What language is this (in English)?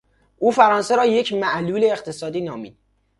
Persian